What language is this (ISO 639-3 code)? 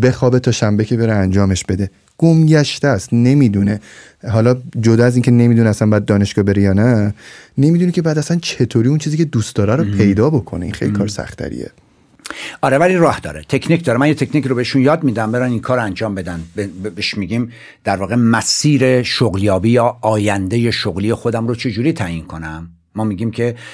fas